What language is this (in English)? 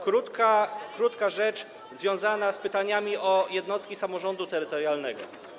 Polish